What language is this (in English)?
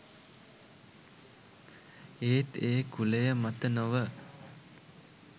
Sinhala